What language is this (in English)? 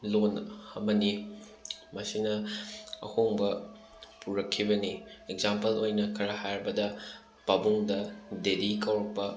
Manipuri